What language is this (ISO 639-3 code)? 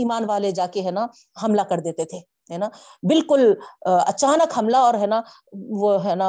urd